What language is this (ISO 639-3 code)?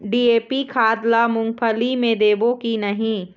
hne